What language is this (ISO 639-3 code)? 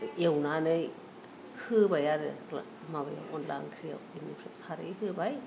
brx